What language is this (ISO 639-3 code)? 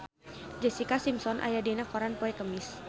sun